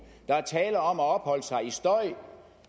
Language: Danish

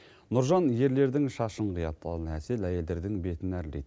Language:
Kazakh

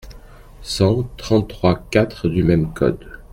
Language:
French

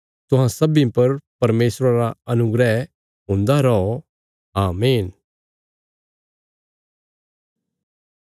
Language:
Bilaspuri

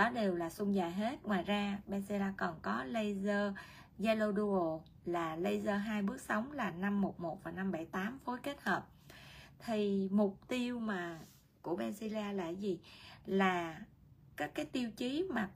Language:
Vietnamese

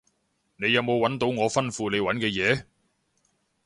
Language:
Cantonese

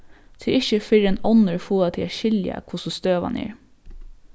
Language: Faroese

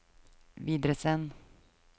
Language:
Norwegian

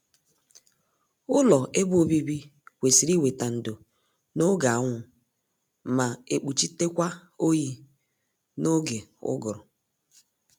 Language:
Igbo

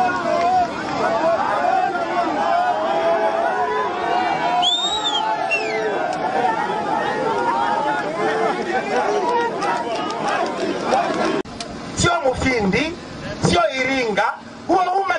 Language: Spanish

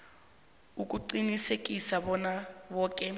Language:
South Ndebele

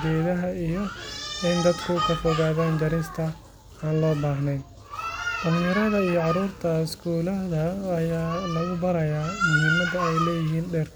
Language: Somali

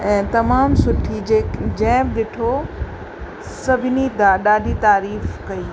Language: Sindhi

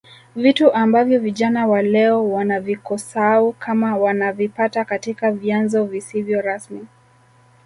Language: Swahili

